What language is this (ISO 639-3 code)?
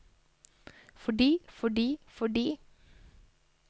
nor